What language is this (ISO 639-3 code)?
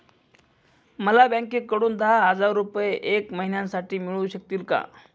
mar